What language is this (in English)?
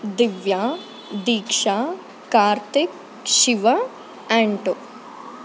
Kannada